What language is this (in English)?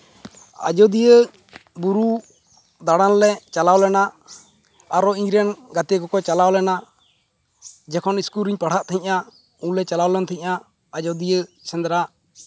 Santali